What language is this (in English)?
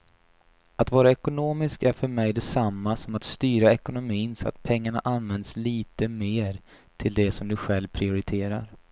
Swedish